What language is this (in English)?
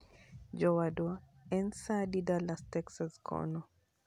Luo (Kenya and Tanzania)